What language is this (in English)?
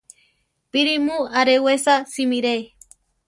Central Tarahumara